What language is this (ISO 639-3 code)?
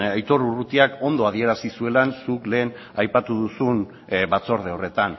eus